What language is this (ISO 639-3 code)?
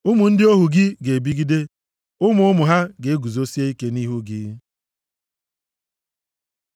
ibo